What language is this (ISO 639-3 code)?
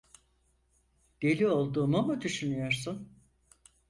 tur